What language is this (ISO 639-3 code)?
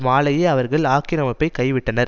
tam